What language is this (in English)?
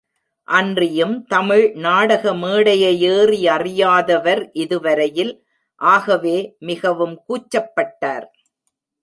Tamil